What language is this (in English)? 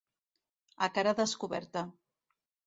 Catalan